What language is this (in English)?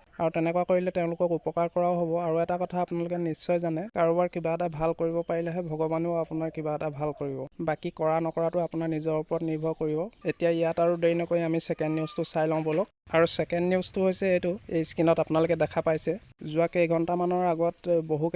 Assamese